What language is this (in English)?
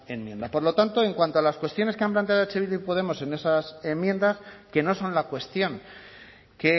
Spanish